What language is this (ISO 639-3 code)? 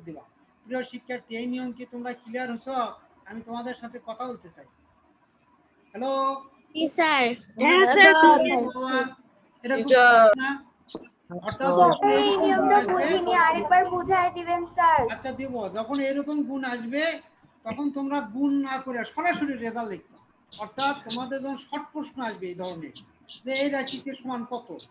tur